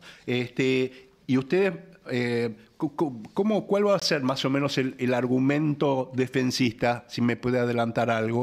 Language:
Spanish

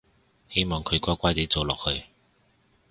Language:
Cantonese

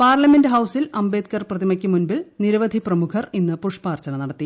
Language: Malayalam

